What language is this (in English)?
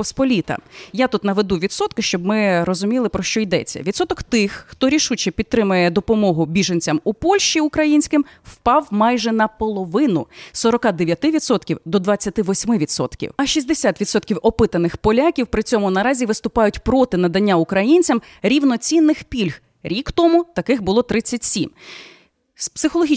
Ukrainian